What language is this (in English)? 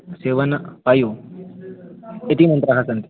Sanskrit